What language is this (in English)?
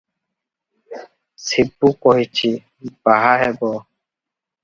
Odia